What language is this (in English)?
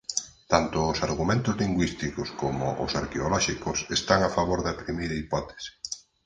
Galician